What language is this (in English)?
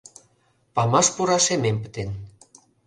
Mari